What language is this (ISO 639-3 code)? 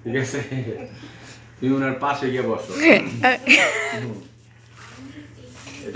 spa